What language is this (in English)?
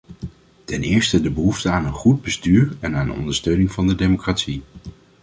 Dutch